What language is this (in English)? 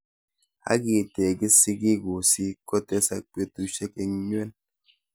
Kalenjin